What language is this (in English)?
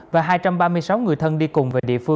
Vietnamese